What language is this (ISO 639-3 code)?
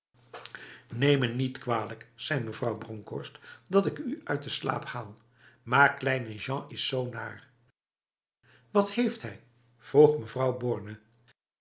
nld